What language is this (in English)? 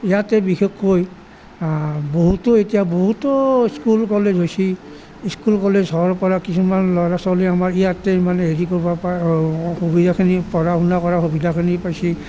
Assamese